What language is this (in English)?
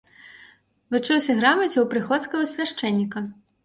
Belarusian